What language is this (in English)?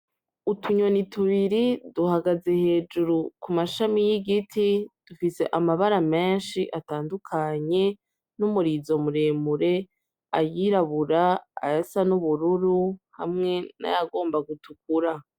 Rundi